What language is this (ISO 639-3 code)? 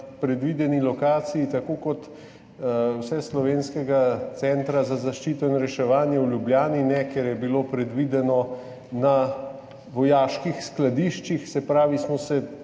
slv